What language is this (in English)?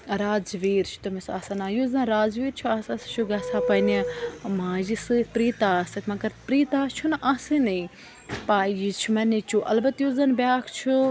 Kashmiri